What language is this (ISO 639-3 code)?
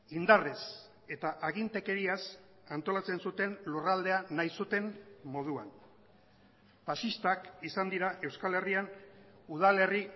eus